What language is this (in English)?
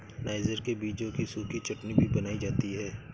Hindi